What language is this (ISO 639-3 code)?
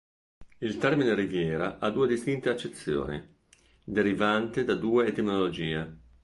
ita